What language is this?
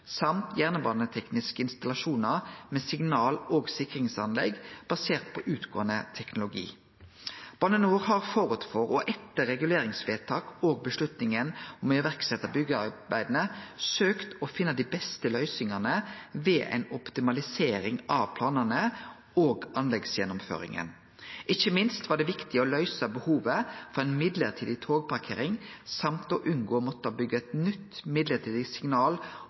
Norwegian Nynorsk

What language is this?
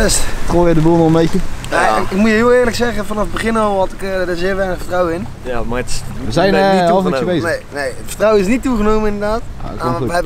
Dutch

